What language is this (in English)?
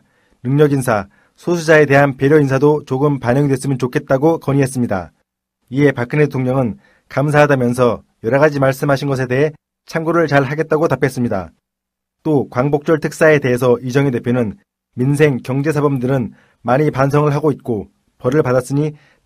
Korean